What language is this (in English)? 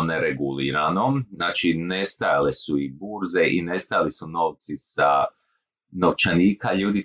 Croatian